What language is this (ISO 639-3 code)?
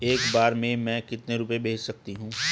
hin